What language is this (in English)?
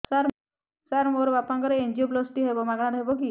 Odia